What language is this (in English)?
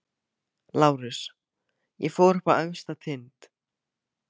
Icelandic